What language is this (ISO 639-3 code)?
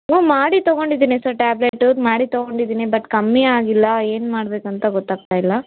kan